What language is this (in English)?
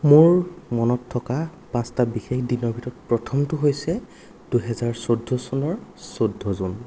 Assamese